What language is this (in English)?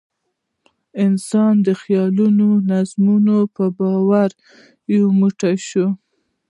Pashto